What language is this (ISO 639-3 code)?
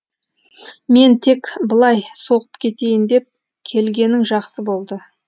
kaz